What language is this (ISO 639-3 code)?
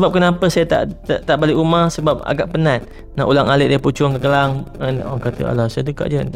msa